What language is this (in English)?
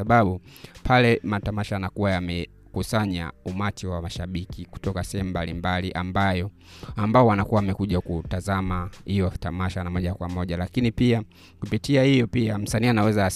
Swahili